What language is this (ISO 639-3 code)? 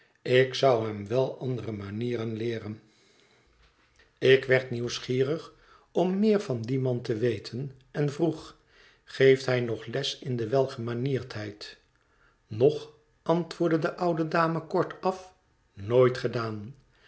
nld